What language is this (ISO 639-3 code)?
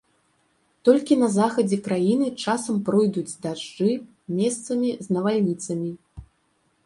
bel